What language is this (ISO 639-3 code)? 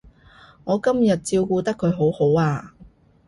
yue